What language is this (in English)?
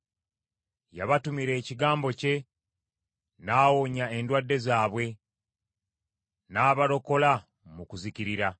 Ganda